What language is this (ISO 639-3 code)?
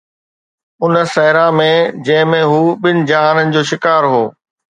snd